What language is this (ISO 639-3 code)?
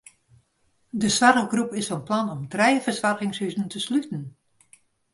fry